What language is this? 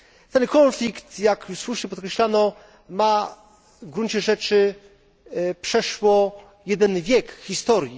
Polish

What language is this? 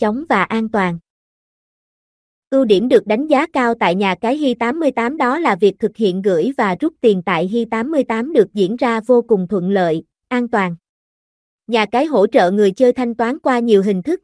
Vietnamese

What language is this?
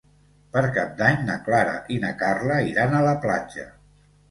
Catalan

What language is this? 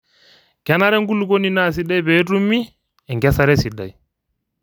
Masai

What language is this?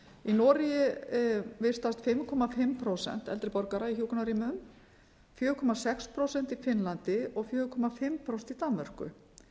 Icelandic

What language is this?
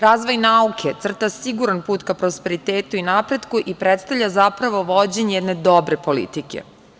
Serbian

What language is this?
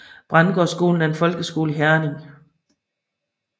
Danish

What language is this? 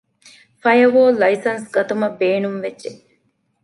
Divehi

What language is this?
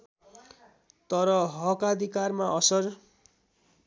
Nepali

